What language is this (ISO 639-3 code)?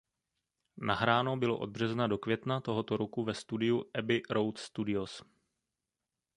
ces